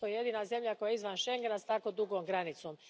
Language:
Croatian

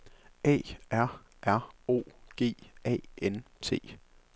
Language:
Danish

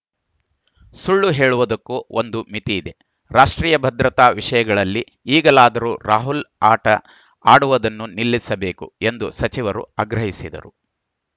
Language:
Kannada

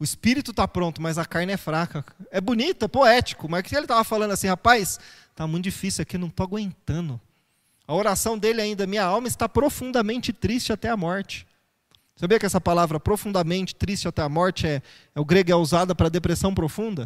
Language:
Portuguese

